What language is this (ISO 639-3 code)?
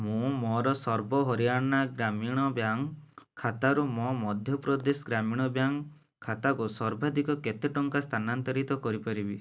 ori